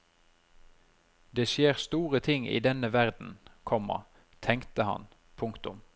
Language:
Norwegian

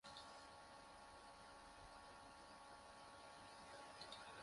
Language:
Indonesian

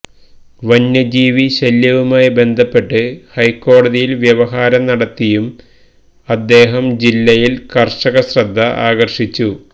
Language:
Malayalam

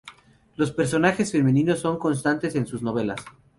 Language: Spanish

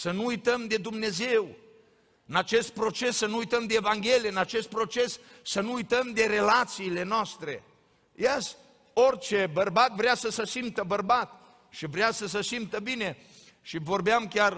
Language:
Romanian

